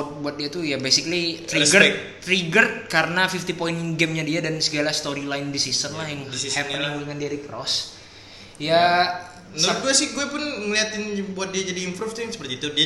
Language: Indonesian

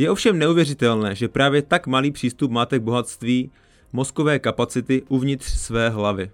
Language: Czech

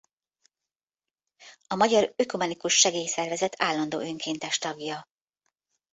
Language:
Hungarian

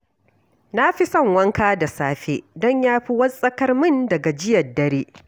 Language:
Hausa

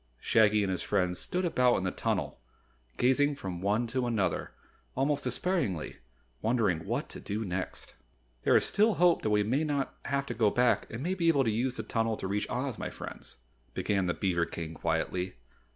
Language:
English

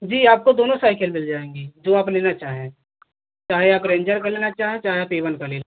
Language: Hindi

